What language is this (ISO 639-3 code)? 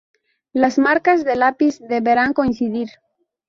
spa